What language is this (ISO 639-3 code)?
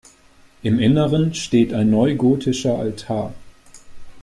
deu